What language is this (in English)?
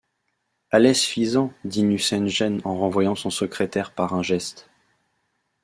French